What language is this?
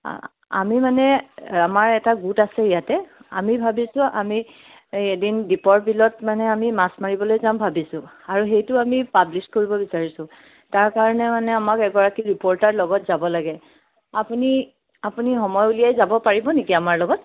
Assamese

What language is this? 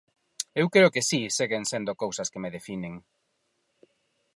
Galician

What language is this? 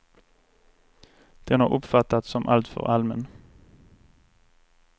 Swedish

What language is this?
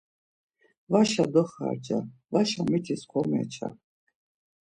Laz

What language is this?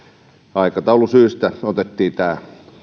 Finnish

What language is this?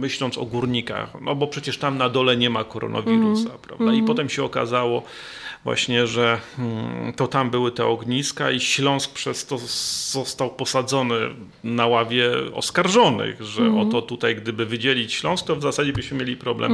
Polish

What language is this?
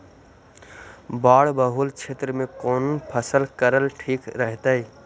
Magahi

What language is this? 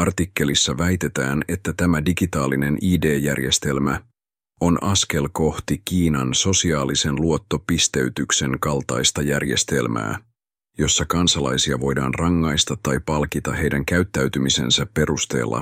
Finnish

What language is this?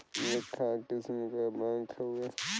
Bhojpuri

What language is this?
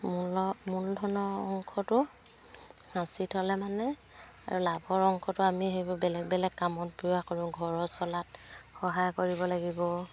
Assamese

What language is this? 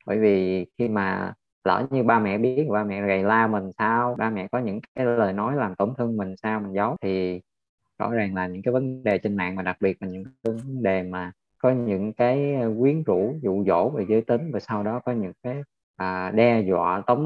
Vietnamese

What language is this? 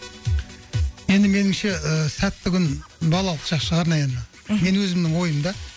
Kazakh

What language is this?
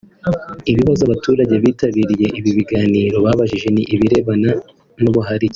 Kinyarwanda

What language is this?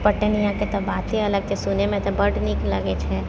Maithili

